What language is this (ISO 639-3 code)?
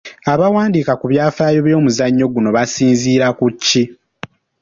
lug